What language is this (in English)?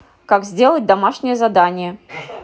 Russian